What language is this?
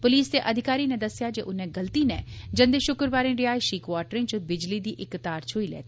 Dogri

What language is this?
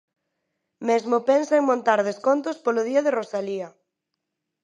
Galician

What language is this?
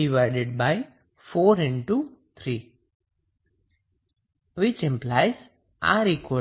Gujarati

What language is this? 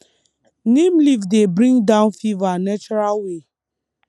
Nigerian Pidgin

